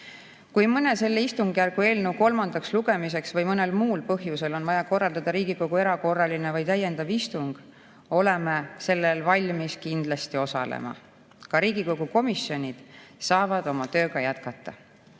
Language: Estonian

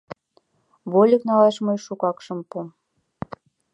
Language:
Mari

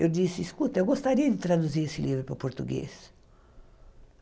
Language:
Portuguese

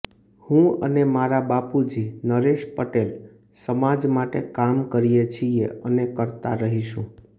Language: Gujarati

